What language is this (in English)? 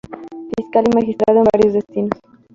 Spanish